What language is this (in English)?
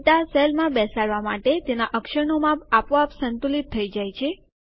Gujarati